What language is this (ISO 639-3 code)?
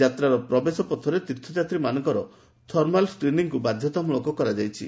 ori